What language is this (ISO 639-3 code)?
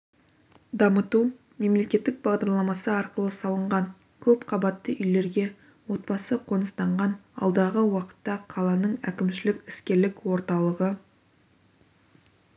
kaz